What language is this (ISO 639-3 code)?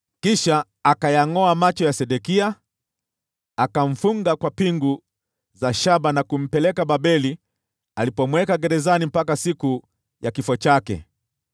swa